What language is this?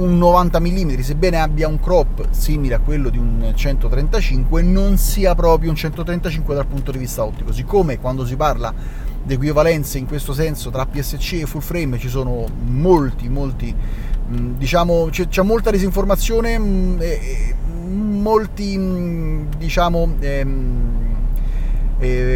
Italian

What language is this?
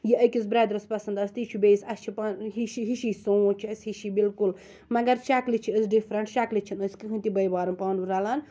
Kashmiri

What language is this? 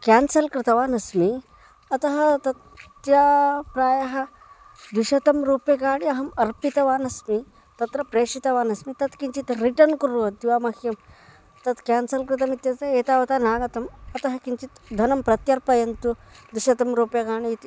Sanskrit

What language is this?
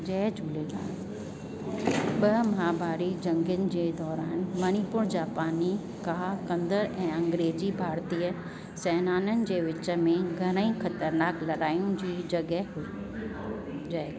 Sindhi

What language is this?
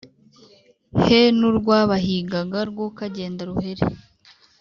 Kinyarwanda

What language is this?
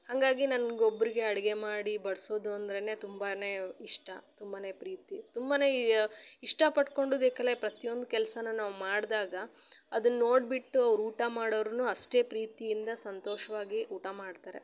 Kannada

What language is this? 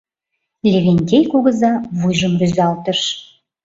Mari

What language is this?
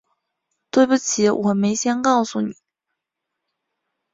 Chinese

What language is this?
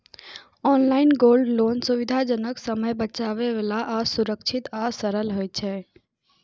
Maithili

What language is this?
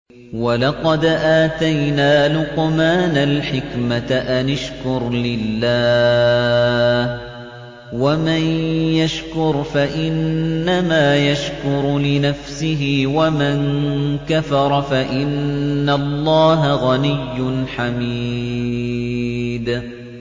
Arabic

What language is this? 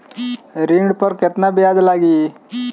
Bhojpuri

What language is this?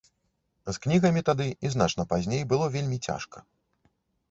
Belarusian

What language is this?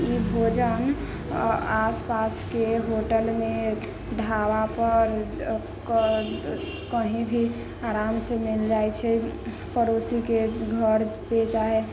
Maithili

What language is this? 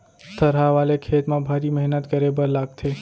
Chhattisgarhi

